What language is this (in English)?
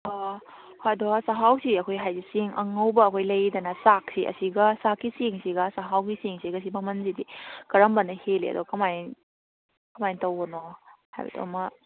Manipuri